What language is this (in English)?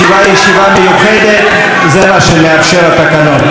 Hebrew